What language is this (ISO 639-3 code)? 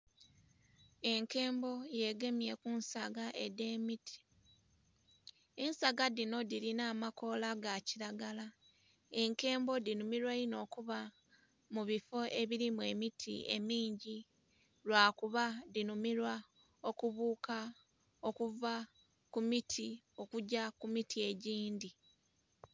xog